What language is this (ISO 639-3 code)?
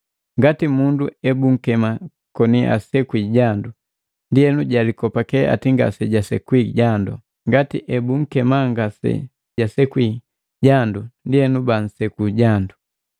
mgv